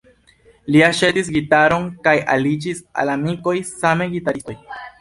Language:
Esperanto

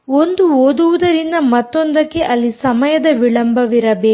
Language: Kannada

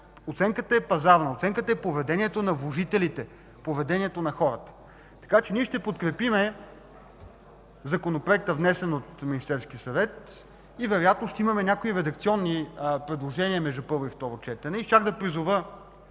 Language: Bulgarian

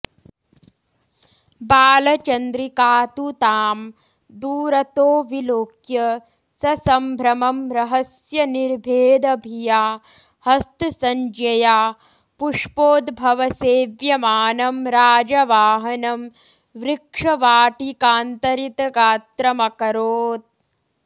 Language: Sanskrit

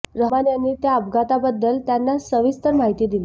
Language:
Marathi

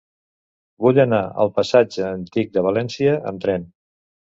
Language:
Catalan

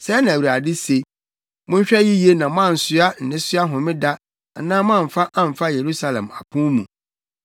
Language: Akan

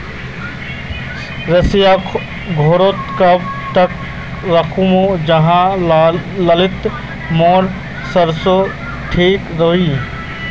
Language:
Magahi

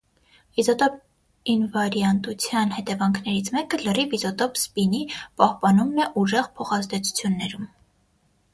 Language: Armenian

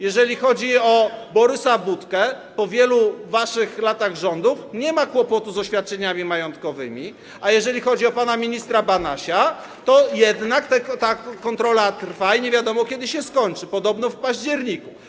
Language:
Polish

